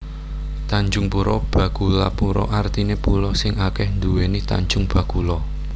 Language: Javanese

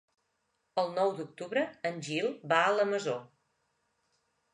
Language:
Catalan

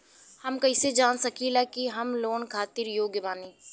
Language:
Bhojpuri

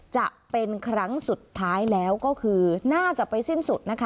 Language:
Thai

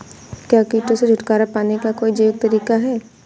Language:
Hindi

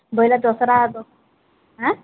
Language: Odia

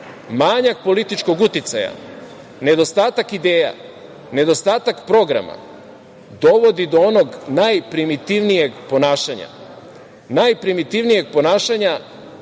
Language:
Serbian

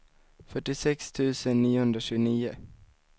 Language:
Swedish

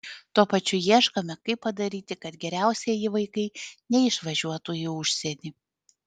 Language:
Lithuanian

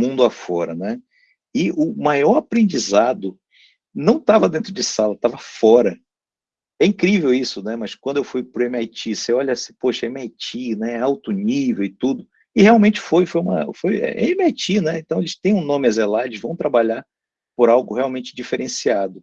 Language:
Portuguese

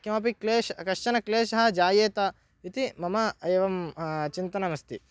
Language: Sanskrit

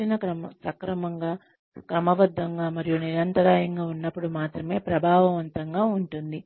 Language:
Telugu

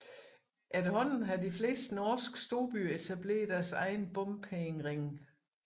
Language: Danish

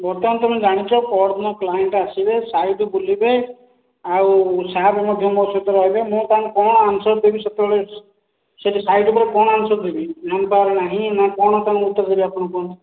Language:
Odia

